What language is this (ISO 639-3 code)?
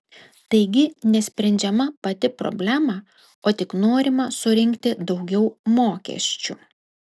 lit